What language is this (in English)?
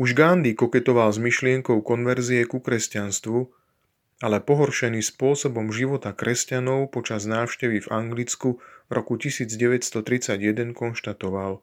Slovak